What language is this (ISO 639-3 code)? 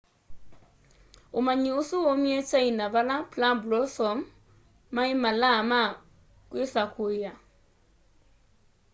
kam